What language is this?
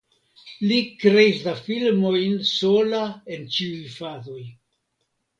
Esperanto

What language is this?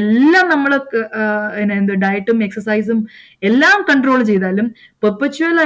Malayalam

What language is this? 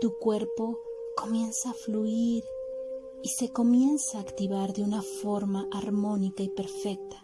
Spanish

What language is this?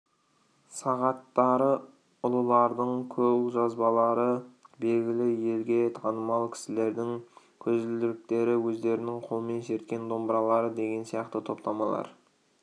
Kazakh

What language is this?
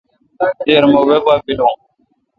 Kalkoti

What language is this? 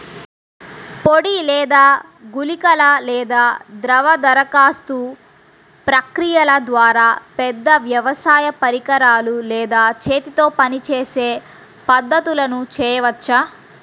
Telugu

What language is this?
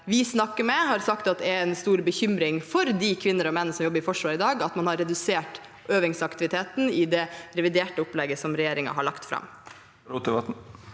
Norwegian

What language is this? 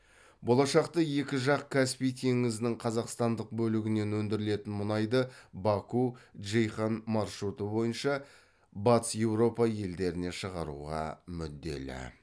Kazakh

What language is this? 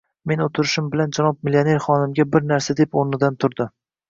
Uzbek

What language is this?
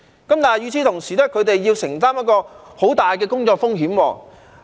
Cantonese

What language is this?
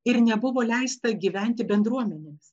Lithuanian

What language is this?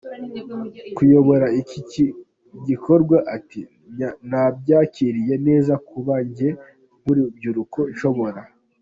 Kinyarwanda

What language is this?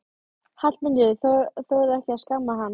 Icelandic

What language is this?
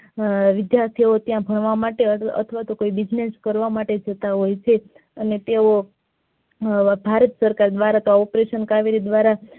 Gujarati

